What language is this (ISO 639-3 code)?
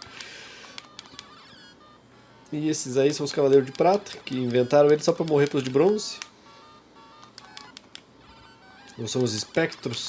por